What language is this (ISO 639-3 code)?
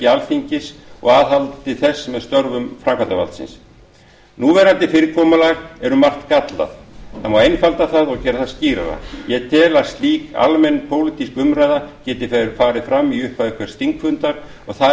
isl